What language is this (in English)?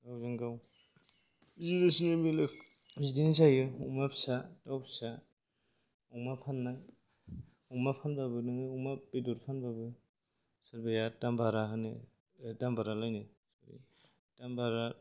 Bodo